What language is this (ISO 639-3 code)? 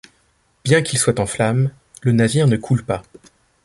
fra